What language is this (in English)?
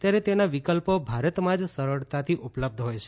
Gujarati